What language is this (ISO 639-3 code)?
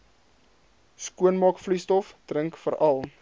afr